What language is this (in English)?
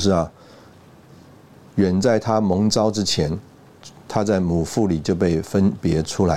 Chinese